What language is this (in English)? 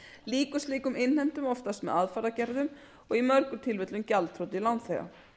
Icelandic